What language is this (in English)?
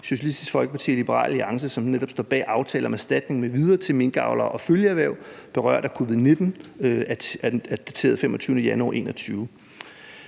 Danish